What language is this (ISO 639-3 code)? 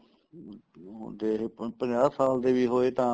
pan